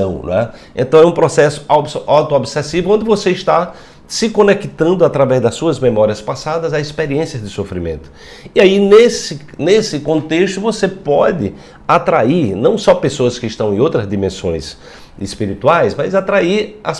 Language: Portuguese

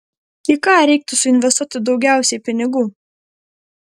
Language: Lithuanian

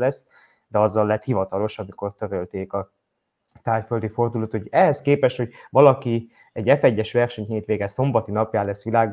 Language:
Hungarian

